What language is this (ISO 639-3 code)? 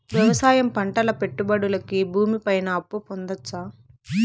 tel